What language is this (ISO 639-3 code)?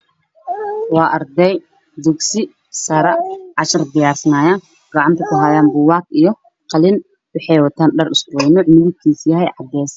som